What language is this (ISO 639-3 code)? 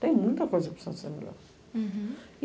por